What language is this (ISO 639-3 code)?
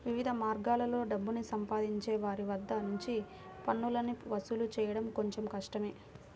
tel